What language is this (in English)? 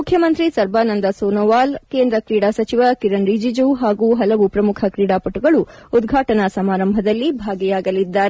Kannada